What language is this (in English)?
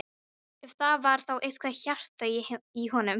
Icelandic